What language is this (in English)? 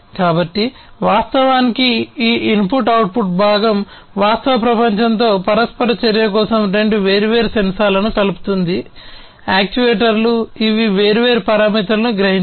Telugu